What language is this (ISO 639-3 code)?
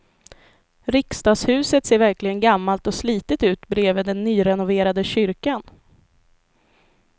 swe